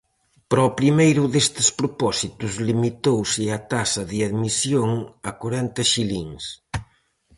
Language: Galician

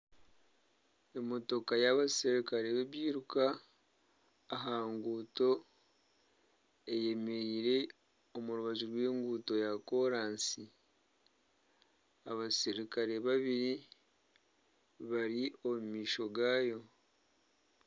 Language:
Nyankole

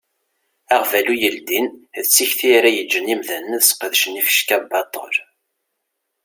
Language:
Kabyle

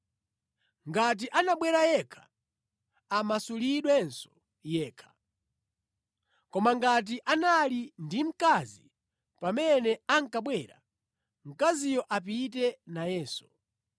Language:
Nyanja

